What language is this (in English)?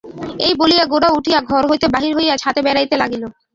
Bangla